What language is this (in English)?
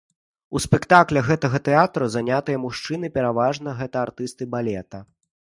Belarusian